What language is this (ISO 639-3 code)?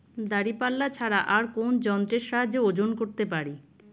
ben